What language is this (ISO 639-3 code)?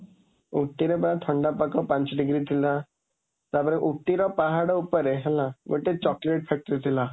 ori